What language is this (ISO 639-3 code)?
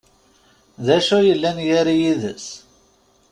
kab